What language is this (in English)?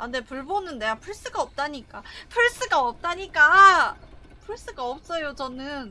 Korean